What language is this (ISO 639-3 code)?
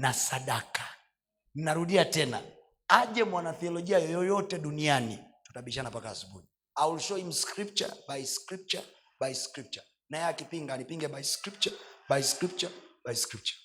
swa